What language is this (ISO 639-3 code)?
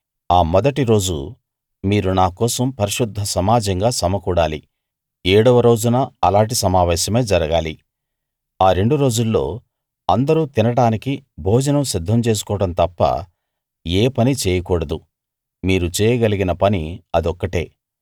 tel